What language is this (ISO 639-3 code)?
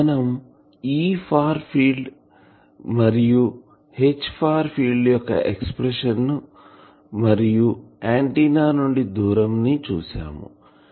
tel